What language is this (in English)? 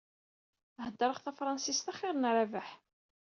Kabyle